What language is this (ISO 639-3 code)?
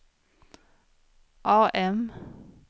swe